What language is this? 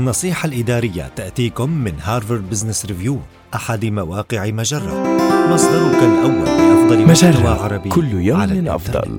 Arabic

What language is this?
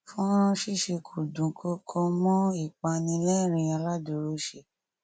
Yoruba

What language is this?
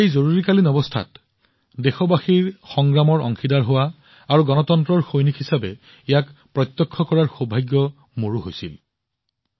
Assamese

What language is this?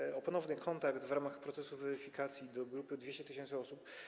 Polish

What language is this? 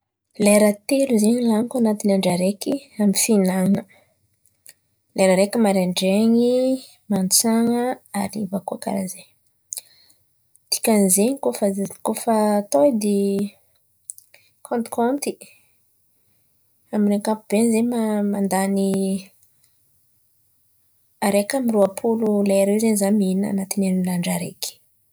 Antankarana Malagasy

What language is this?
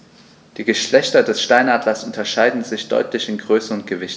German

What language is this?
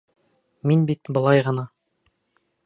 Bashkir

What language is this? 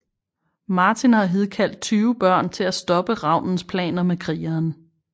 Danish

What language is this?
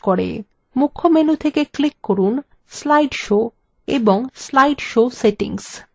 Bangla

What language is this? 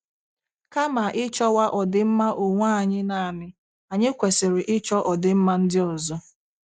Igbo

